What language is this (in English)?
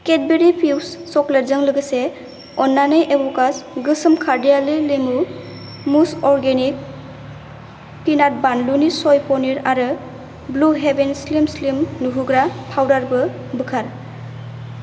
Bodo